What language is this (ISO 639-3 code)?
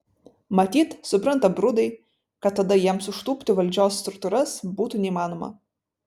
lit